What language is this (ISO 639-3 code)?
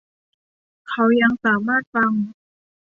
tha